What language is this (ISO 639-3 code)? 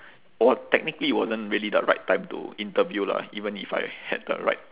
eng